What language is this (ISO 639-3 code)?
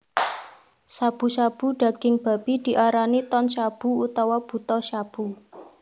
jav